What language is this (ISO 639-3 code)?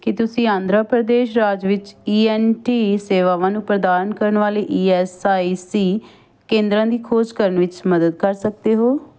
pan